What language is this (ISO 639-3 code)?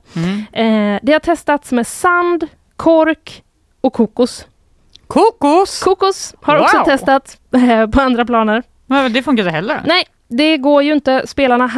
swe